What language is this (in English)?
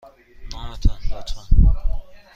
Persian